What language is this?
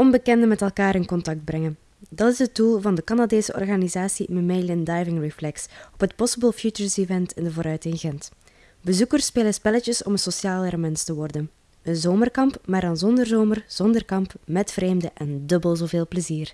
Dutch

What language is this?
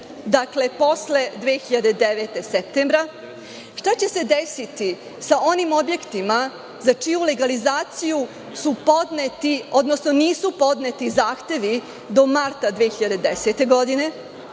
Serbian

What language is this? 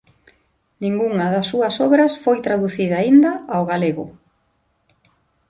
Galician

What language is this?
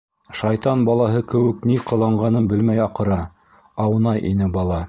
Bashkir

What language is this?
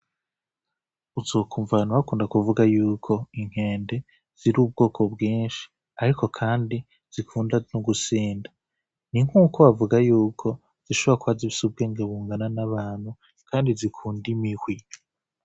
Rundi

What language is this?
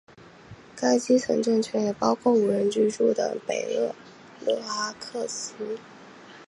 Chinese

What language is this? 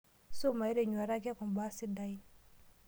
Masai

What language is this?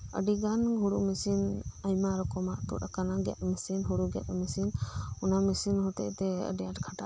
Santali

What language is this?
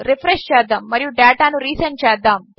Telugu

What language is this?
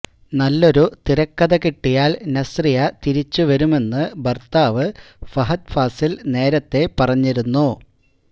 Malayalam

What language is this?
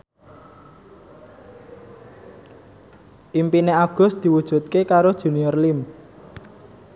Javanese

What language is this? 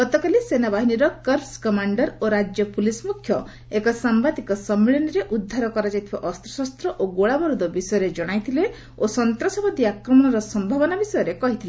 Odia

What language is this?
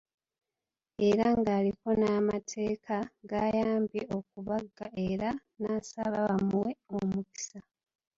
Ganda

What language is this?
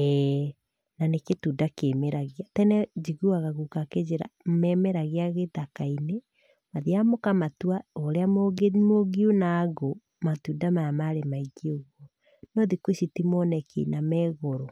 Kikuyu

